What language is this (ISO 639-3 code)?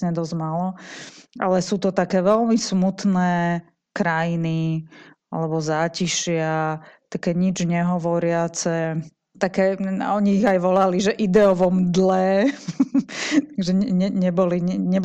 slk